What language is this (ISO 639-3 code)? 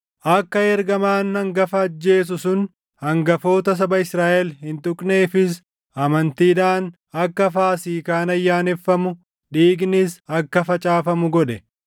orm